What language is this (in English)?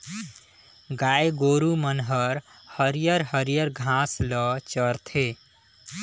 Chhattisgarhi